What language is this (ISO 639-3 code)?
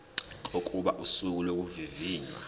zul